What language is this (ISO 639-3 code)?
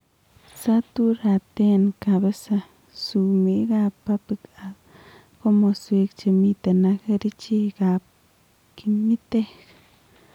kln